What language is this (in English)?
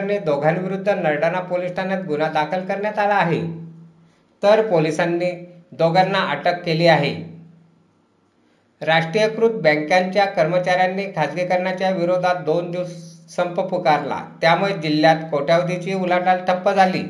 Marathi